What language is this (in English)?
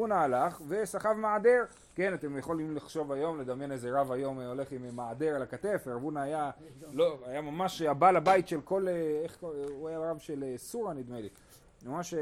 Hebrew